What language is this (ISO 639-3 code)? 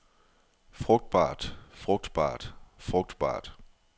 dan